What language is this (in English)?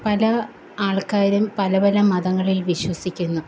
Malayalam